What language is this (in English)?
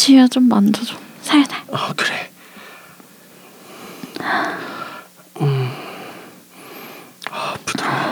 Korean